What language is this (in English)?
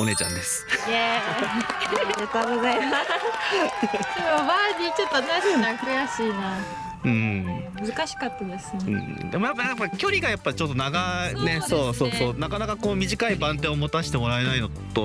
Japanese